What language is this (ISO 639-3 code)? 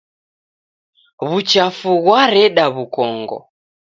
dav